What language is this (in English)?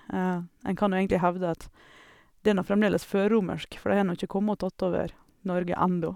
Norwegian